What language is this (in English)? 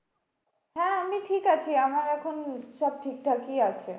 Bangla